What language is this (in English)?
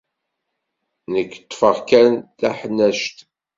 Kabyle